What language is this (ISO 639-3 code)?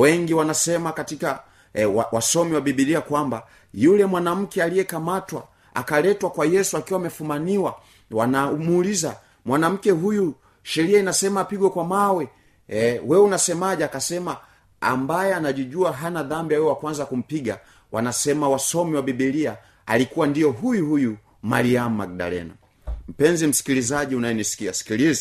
swa